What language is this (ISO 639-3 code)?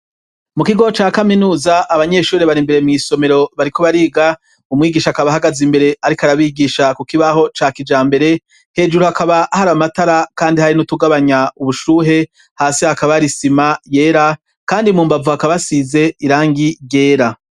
run